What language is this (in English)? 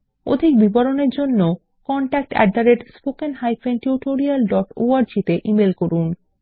Bangla